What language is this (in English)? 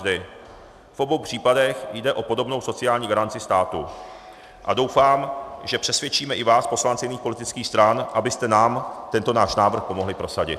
Czech